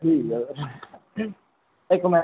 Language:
Dogri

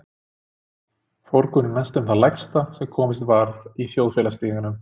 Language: Icelandic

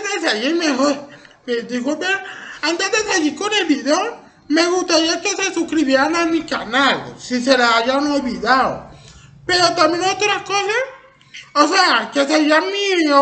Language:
Spanish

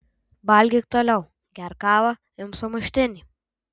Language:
Lithuanian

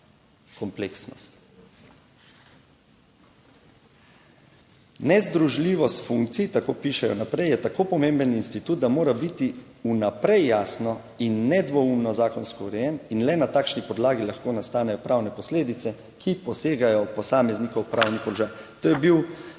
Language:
Slovenian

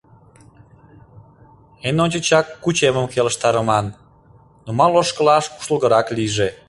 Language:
Mari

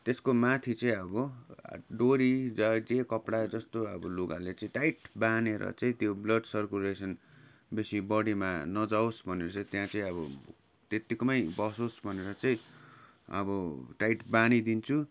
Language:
Nepali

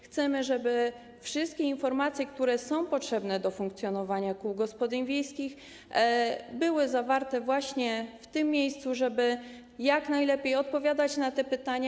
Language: Polish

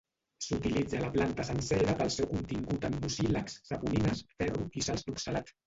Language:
Catalan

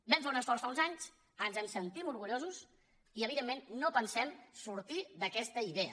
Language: Catalan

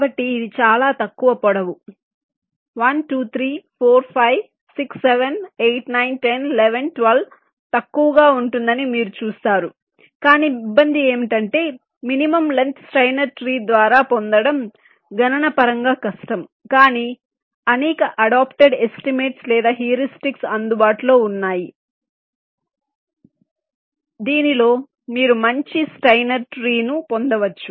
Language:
Telugu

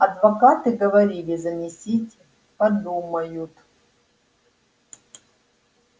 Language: Russian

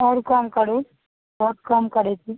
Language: Maithili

